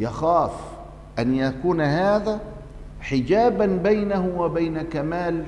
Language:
Arabic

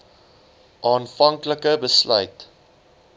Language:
Afrikaans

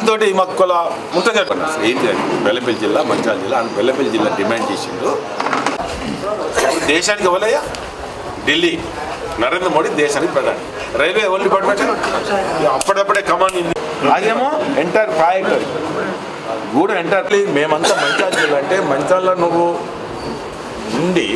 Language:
Indonesian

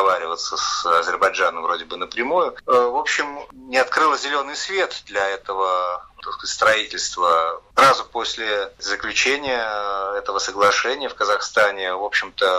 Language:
Russian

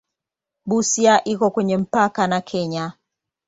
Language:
Swahili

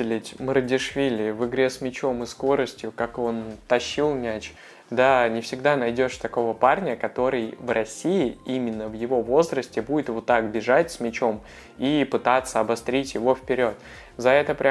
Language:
Russian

